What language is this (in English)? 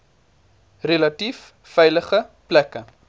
Afrikaans